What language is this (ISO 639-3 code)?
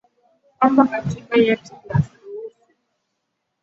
swa